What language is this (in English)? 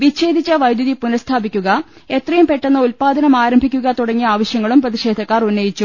Malayalam